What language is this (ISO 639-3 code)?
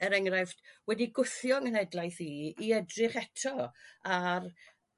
cym